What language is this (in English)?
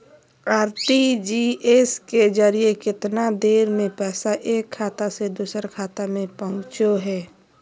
Magahi